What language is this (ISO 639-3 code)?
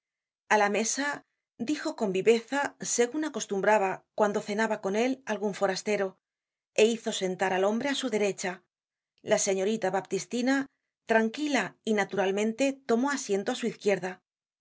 spa